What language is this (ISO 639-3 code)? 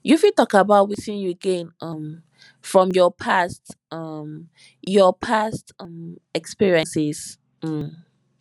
pcm